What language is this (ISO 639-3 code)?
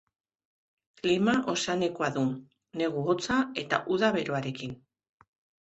eus